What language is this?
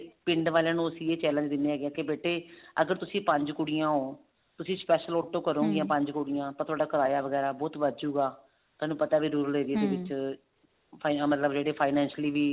Punjabi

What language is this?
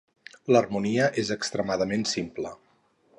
Catalan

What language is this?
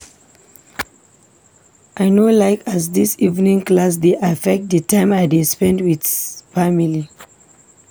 Nigerian Pidgin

